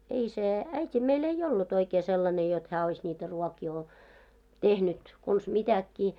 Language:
Finnish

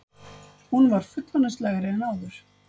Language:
Icelandic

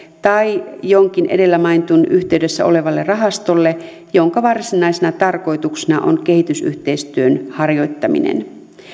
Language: Finnish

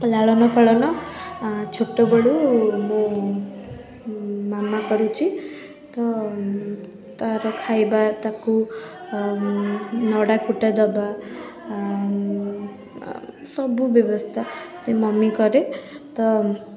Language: Odia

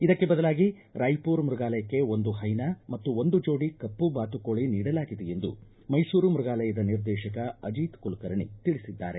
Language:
Kannada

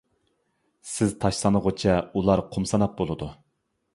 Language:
Uyghur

